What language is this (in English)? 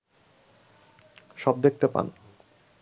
Bangla